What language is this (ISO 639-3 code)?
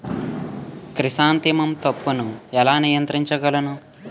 tel